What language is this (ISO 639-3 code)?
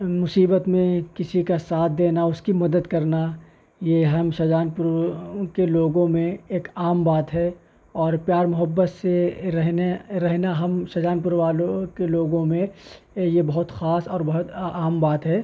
urd